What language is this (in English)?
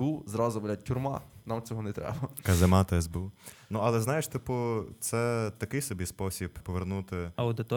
Ukrainian